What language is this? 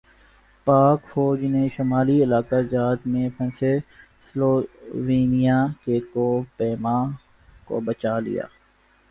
Urdu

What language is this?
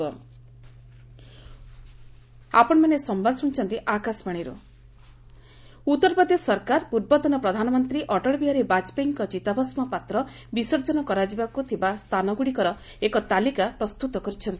Odia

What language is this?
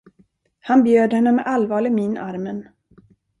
Swedish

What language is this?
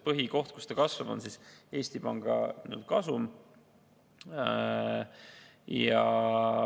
Estonian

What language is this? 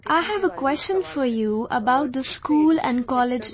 English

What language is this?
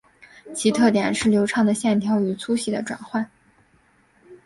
Chinese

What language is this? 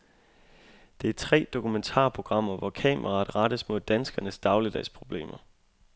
Danish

